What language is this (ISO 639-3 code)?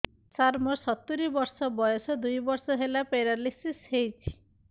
ori